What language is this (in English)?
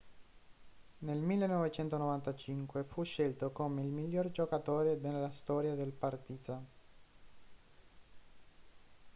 Italian